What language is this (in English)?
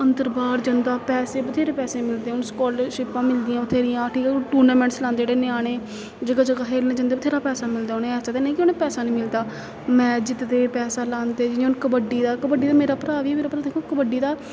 Dogri